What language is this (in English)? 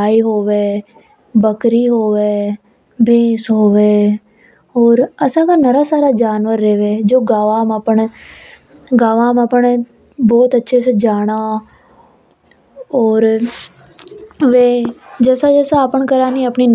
Hadothi